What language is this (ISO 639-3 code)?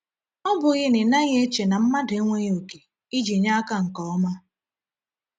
ibo